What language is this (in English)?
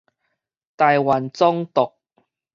Min Nan Chinese